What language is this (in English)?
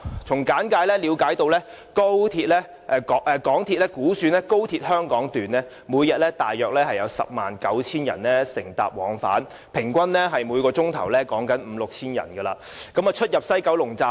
Cantonese